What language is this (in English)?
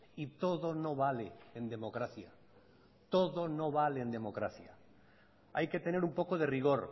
Spanish